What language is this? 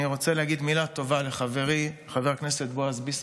Hebrew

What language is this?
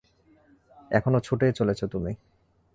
Bangla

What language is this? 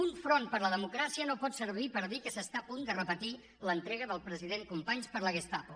Catalan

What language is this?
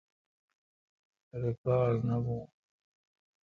Kalkoti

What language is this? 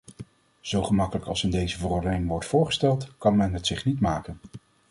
Dutch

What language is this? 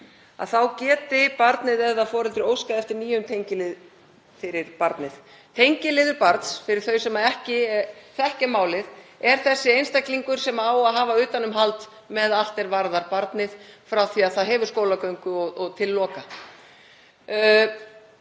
Icelandic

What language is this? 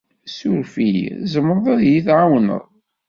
Kabyle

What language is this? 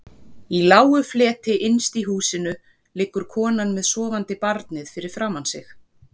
Icelandic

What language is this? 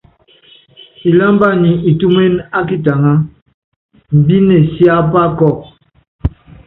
Yangben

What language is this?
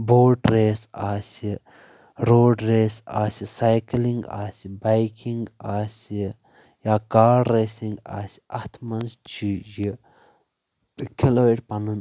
Kashmiri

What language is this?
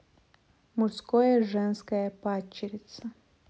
Russian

